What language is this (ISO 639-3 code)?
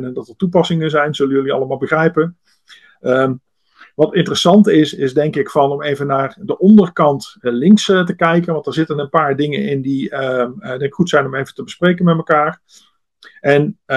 nld